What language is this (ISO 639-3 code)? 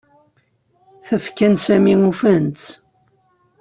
kab